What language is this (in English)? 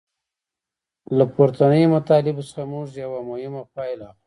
Pashto